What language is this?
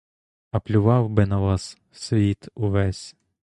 Ukrainian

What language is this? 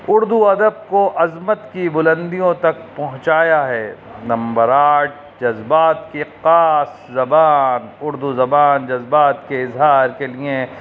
Urdu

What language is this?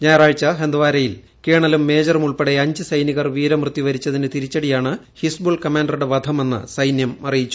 Malayalam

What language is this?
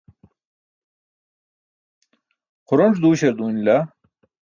Burushaski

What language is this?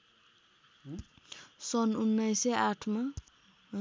Nepali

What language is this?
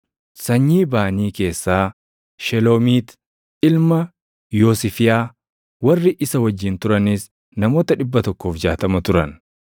Oromo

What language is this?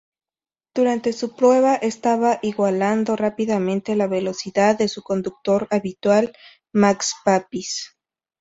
Spanish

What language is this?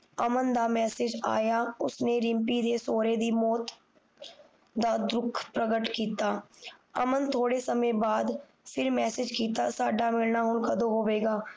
Punjabi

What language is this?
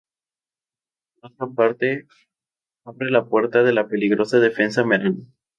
Spanish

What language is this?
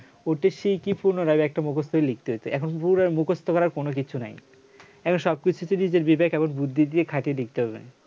Bangla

